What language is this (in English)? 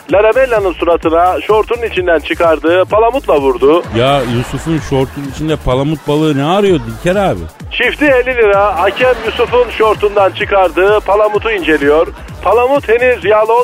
Turkish